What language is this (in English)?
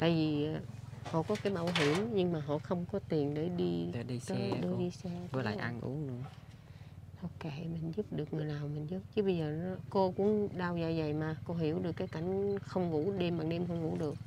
Vietnamese